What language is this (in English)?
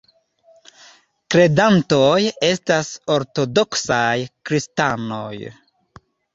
Esperanto